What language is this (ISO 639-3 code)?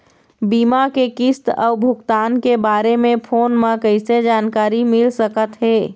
hne